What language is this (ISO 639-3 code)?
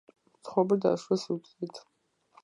kat